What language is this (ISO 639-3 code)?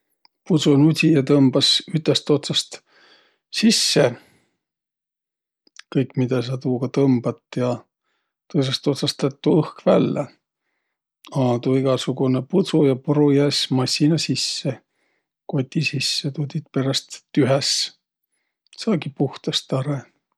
vro